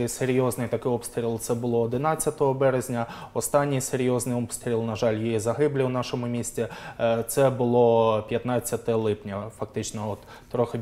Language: Ukrainian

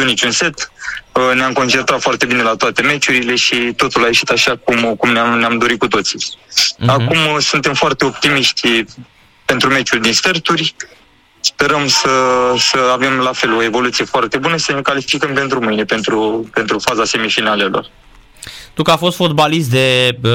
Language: Romanian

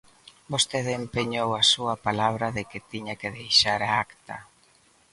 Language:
Galician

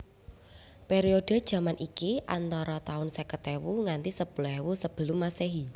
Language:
Javanese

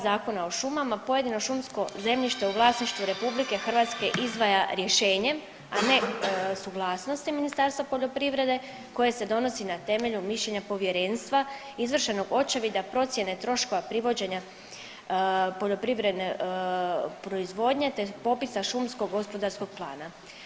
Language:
Croatian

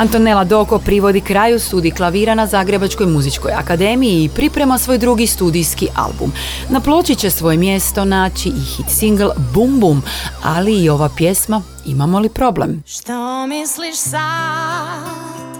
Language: Croatian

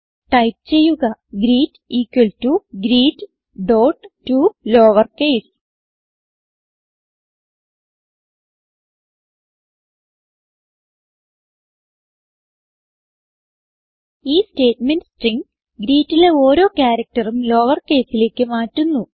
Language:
Malayalam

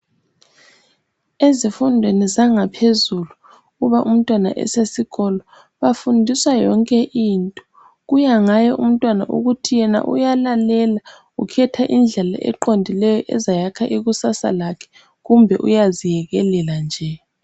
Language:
North Ndebele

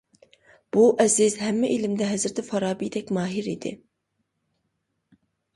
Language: Uyghur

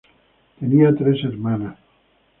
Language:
Spanish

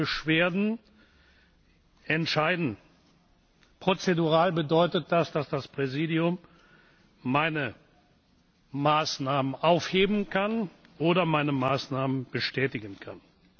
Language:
German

